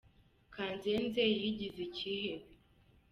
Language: Kinyarwanda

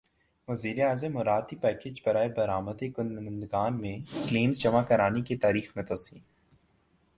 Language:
Urdu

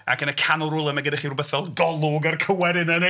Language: Welsh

